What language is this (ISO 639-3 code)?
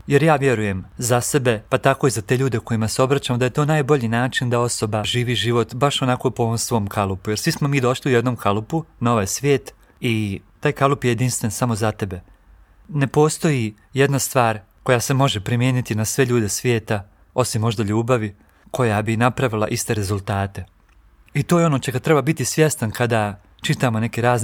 hrv